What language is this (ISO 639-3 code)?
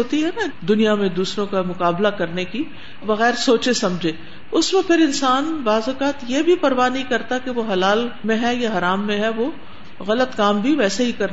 urd